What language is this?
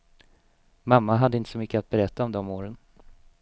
Swedish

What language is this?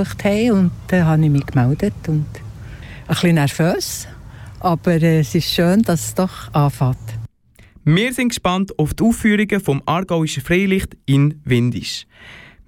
German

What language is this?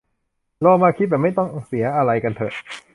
Thai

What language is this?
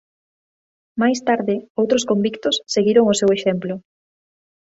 Galician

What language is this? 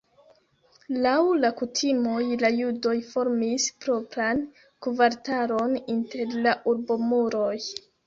Esperanto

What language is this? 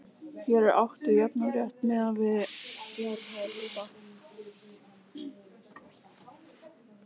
Icelandic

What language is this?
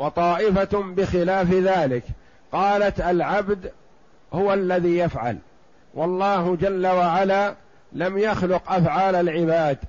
Arabic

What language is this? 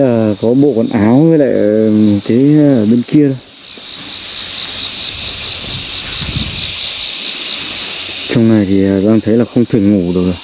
Vietnamese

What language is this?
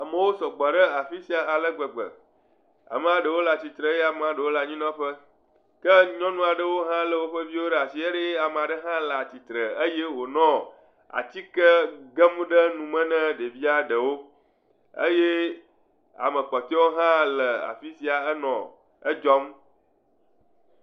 Ewe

